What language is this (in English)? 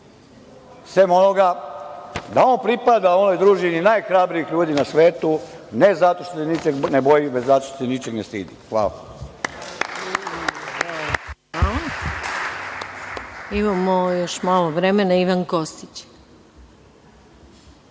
Serbian